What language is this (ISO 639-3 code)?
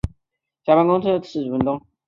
zho